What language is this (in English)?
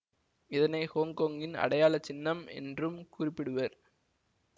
Tamil